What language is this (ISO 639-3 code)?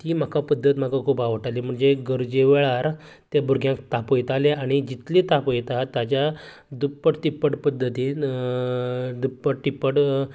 kok